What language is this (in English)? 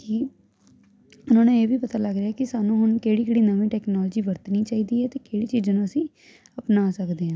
Punjabi